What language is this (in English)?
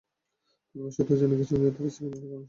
Bangla